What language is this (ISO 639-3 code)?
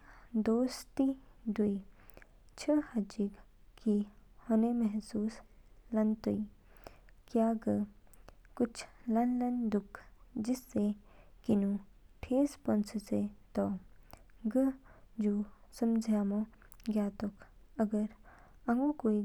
kfk